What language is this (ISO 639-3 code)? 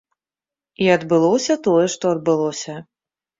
bel